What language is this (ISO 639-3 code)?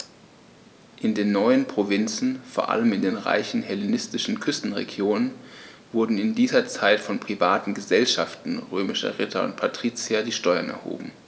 deu